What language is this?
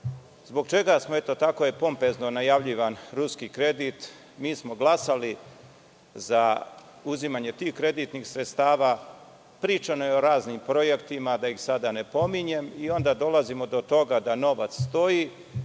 Serbian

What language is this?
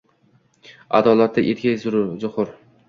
Uzbek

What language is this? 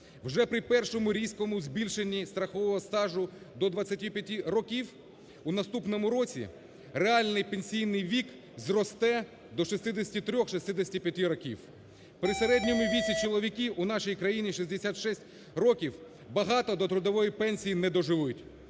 Ukrainian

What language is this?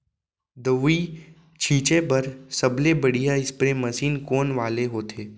Chhattisgarhi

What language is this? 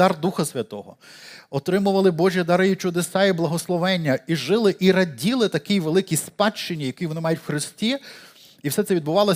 Ukrainian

